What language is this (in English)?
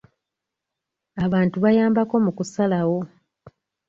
Ganda